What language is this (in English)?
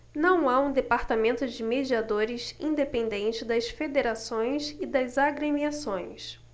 Portuguese